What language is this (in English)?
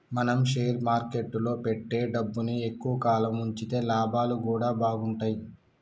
Telugu